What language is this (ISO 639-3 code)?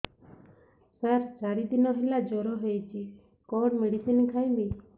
ori